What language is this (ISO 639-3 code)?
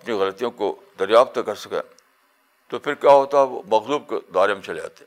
urd